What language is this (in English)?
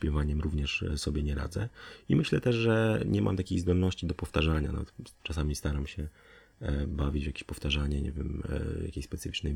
Polish